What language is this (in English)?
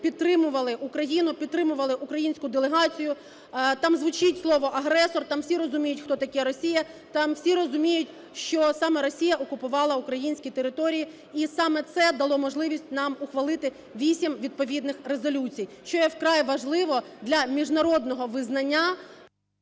Ukrainian